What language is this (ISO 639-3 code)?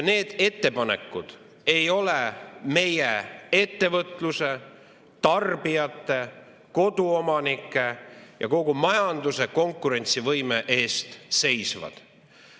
est